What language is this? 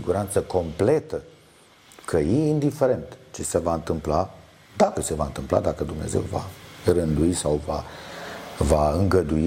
Romanian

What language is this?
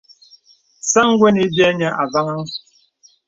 Bebele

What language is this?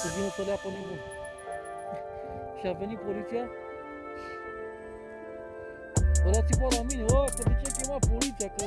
Romanian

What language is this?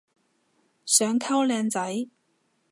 Cantonese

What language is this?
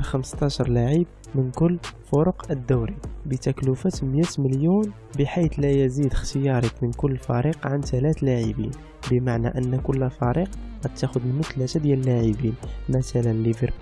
Arabic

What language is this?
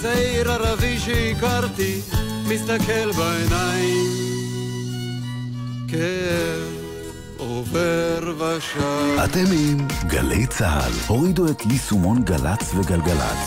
Hebrew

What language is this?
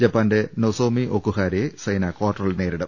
Malayalam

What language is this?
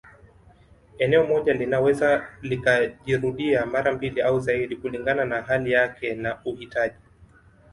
Swahili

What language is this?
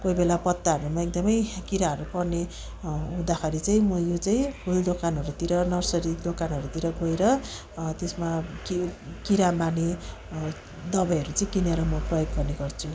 Nepali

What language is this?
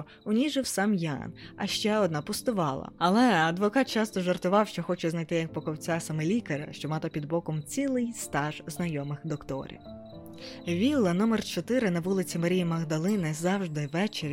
Ukrainian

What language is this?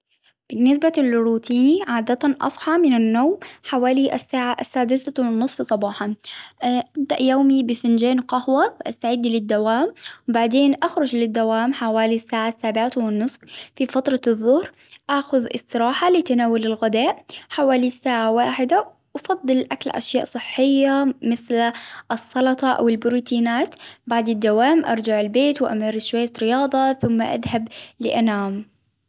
Hijazi Arabic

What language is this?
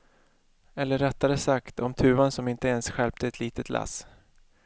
Swedish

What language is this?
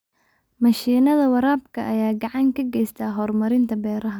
Somali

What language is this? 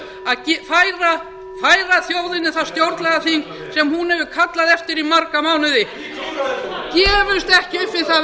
Icelandic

